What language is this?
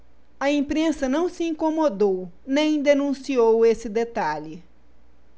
Portuguese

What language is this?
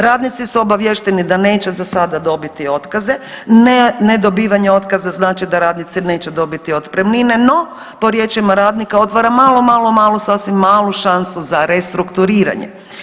Croatian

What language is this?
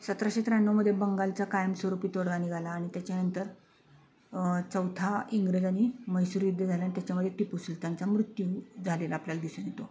Marathi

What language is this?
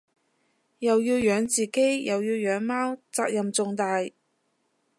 Cantonese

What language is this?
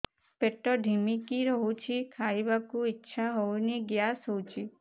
Odia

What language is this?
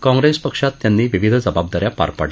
Marathi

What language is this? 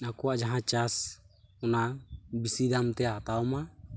Santali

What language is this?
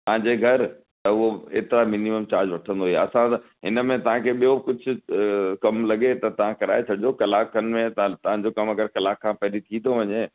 Sindhi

